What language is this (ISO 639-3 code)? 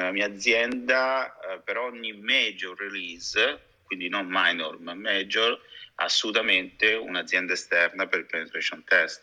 ita